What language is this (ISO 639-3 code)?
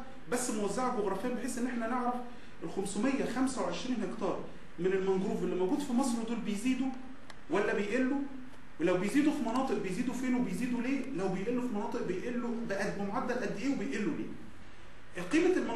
ara